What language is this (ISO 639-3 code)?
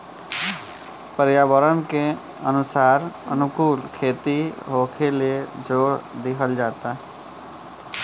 bho